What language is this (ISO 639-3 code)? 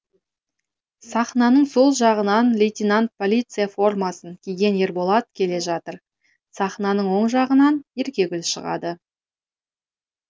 kaz